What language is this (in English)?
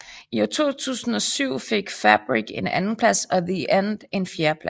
Danish